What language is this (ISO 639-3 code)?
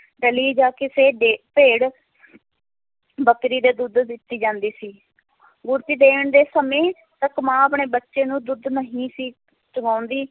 pan